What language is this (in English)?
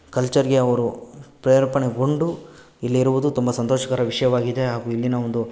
Kannada